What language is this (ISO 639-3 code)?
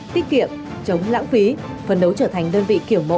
vie